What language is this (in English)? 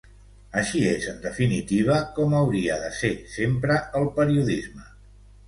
Catalan